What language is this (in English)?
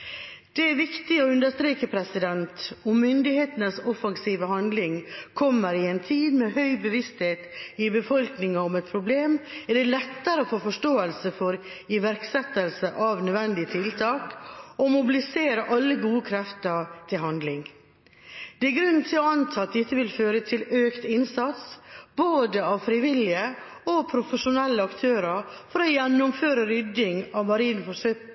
Norwegian Bokmål